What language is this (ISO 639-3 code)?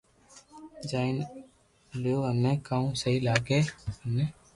lrk